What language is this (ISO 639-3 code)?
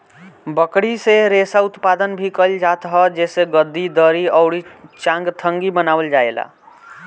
bho